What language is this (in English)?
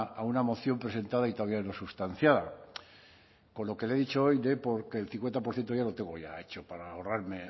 Spanish